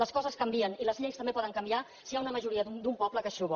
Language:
Catalan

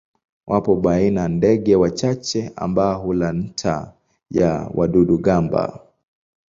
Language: Swahili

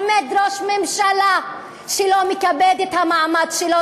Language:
Hebrew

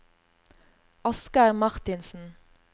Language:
Norwegian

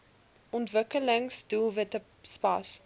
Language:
Afrikaans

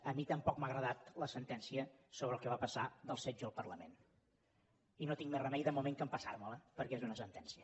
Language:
Catalan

